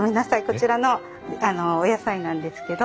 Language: Japanese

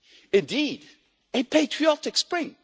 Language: English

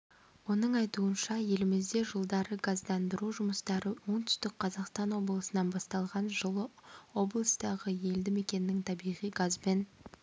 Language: Kazakh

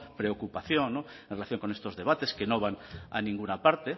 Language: Spanish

